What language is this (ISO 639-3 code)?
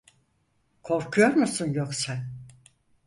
tur